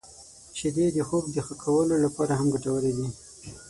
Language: Pashto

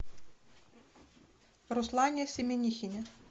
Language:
Russian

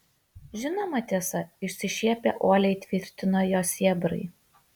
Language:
Lithuanian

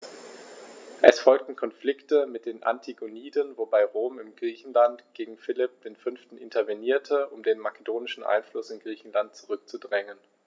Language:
German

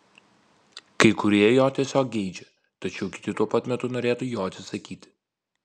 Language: Lithuanian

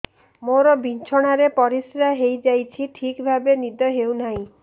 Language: Odia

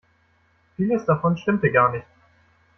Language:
German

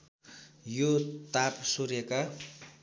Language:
Nepali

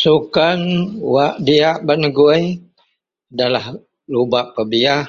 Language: Central Melanau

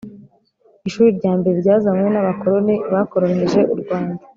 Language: Kinyarwanda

